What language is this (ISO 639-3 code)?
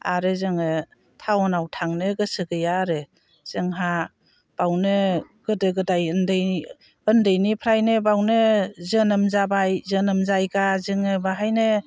brx